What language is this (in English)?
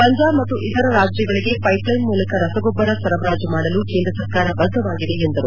Kannada